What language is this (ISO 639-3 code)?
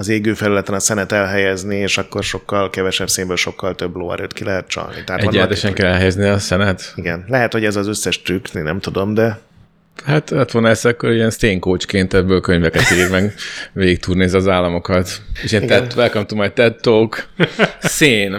hun